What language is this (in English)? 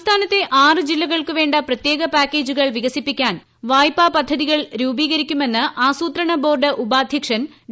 Malayalam